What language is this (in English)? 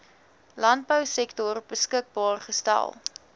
Afrikaans